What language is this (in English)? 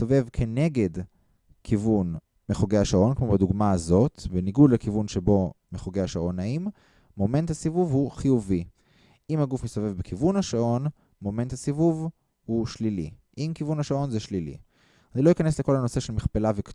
Hebrew